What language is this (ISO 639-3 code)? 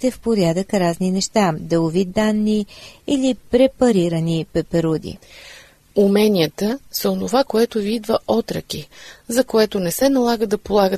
bul